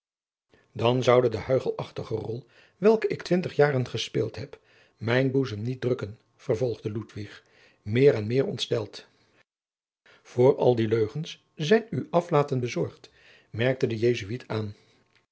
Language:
Dutch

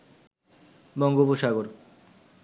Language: Bangla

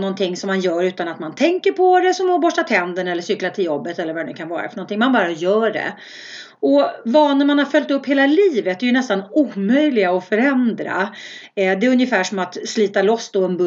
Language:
Swedish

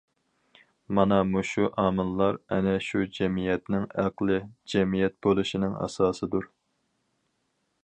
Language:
Uyghur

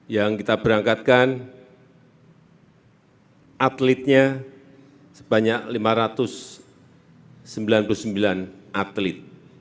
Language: Indonesian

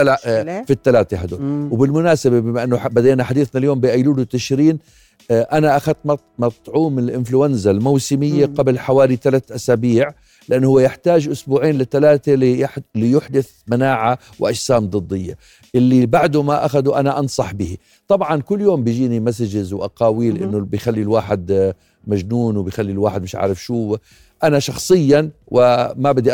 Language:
Arabic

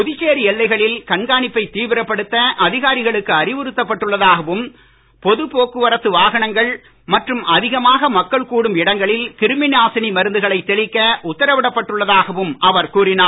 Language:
Tamil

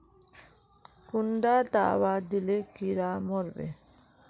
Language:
Magahi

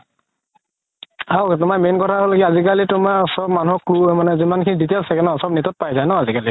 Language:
Assamese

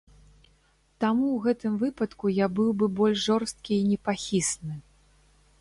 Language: Belarusian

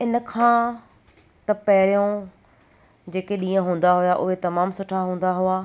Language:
Sindhi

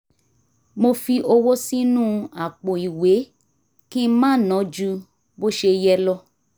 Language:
Yoruba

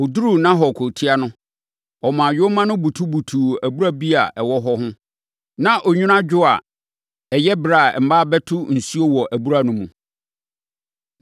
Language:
Akan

